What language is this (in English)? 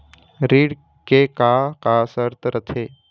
Chhattisgarhi